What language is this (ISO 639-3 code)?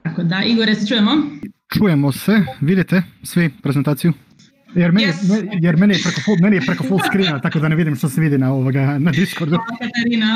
hrv